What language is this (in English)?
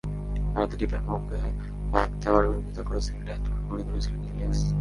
Bangla